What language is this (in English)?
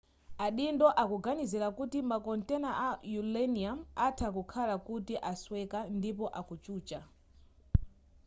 Nyanja